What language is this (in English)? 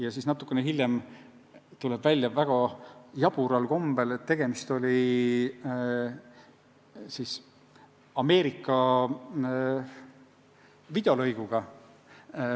Estonian